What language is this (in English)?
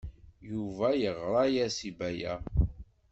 Kabyle